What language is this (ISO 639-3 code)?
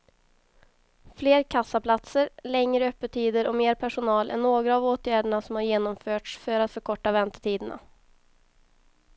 swe